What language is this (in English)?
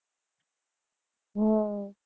Gujarati